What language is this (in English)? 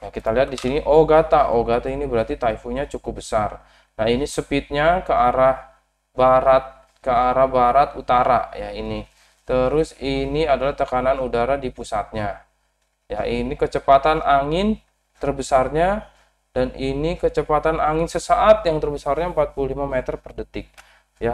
Indonesian